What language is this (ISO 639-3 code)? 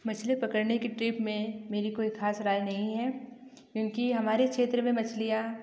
hin